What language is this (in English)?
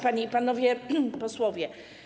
Polish